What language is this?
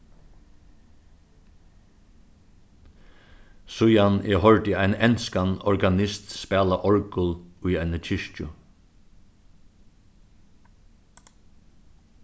Faroese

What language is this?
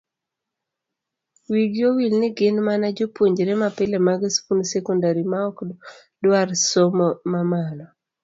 Luo (Kenya and Tanzania)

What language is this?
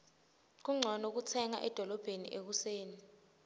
Swati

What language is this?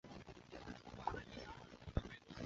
Chinese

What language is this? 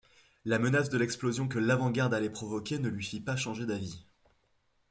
French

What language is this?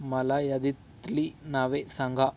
Marathi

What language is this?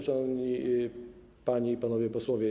Polish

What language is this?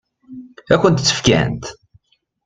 Kabyle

